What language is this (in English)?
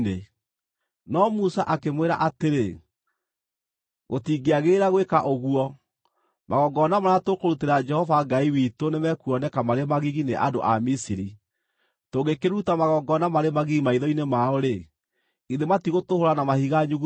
Kikuyu